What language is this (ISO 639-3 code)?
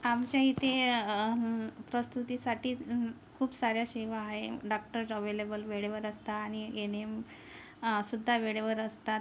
mar